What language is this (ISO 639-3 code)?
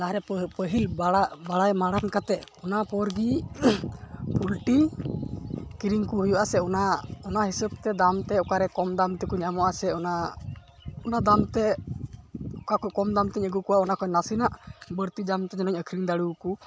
sat